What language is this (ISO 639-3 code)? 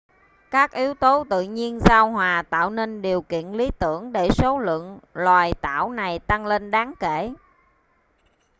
vie